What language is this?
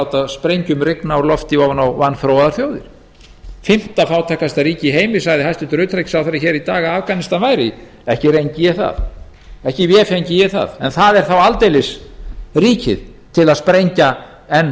Icelandic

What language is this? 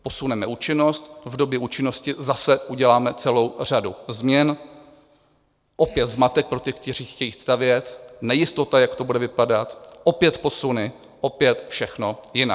Czech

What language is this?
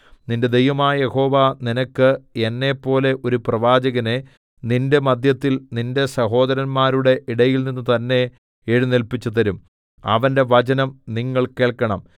Malayalam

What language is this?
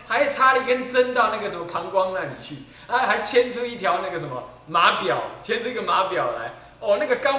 Chinese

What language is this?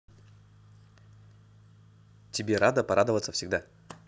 Russian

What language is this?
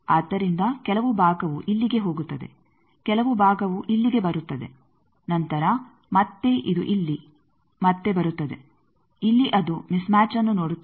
Kannada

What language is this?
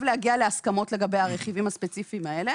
Hebrew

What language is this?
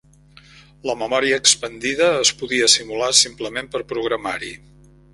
Catalan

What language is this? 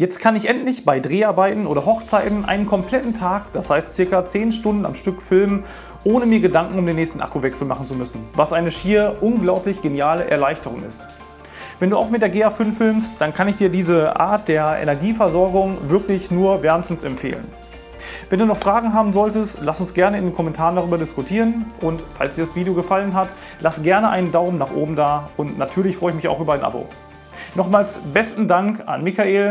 German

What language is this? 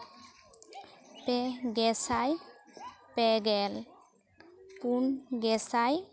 Santali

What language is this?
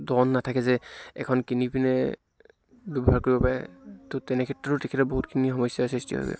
Assamese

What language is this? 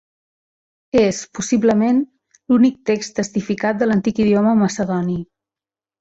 Catalan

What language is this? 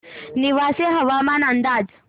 Marathi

